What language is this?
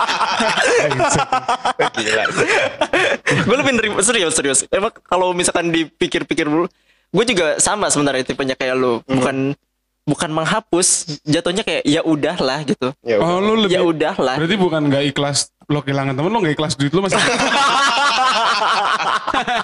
Indonesian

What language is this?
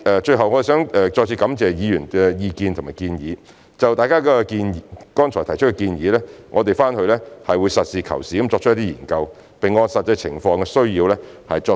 Cantonese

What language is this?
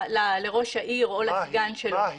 Hebrew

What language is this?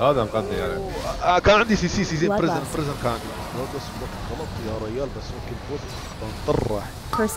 Arabic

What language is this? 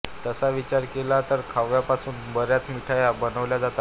Marathi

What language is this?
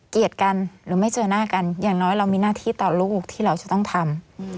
Thai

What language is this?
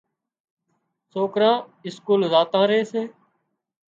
Wadiyara Koli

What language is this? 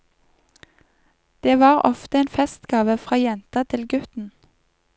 Norwegian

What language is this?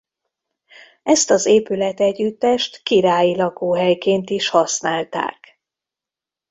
Hungarian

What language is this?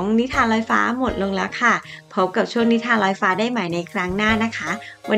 Thai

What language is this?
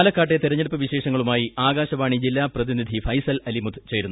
Malayalam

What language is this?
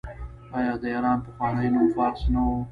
Pashto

